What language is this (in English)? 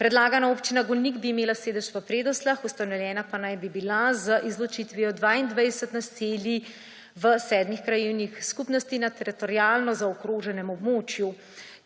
Slovenian